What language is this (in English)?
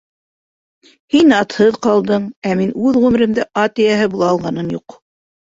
Bashkir